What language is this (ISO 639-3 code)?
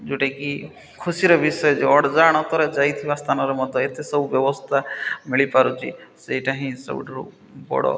ori